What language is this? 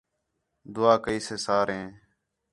Khetrani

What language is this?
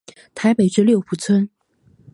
Chinese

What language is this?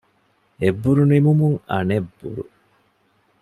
Divehi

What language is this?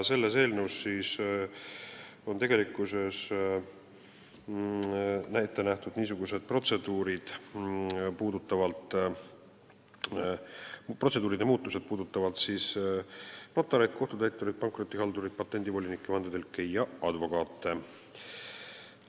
Estonian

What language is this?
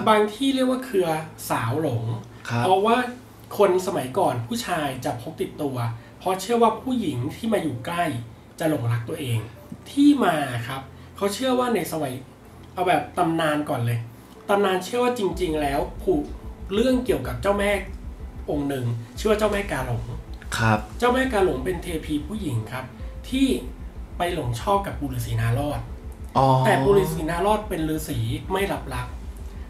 Thai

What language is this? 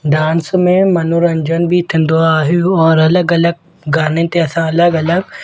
Sindhi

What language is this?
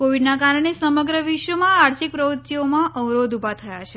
Gujarati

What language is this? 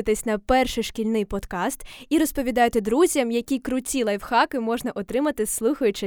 Ukrainian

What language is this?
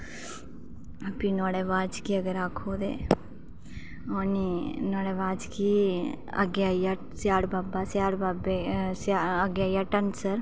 Dogri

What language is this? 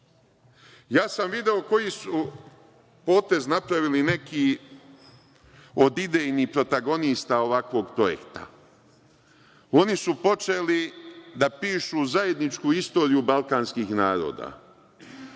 Serbian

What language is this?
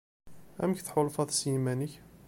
Kabyle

